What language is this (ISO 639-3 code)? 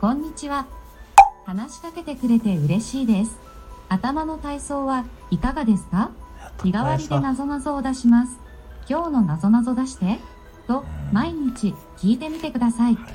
jpn